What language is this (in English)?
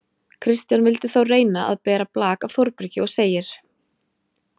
Icelandic